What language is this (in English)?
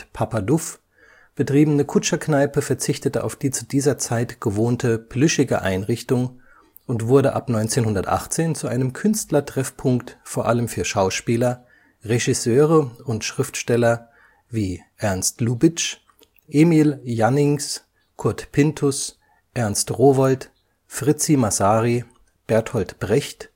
German